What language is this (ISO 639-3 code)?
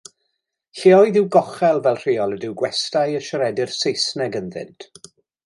cym